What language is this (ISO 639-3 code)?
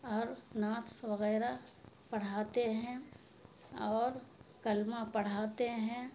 urd